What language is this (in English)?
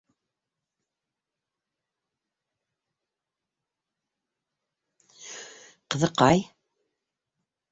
Bashkir